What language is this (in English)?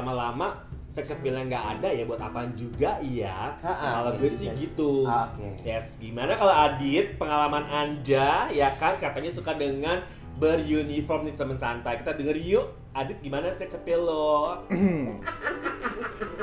Indonesian